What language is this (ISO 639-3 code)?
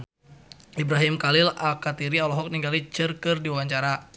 sun